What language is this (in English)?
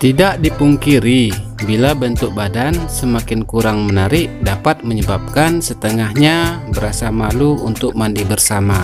Indonesian